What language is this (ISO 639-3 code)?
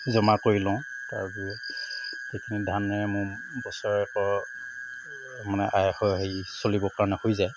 asm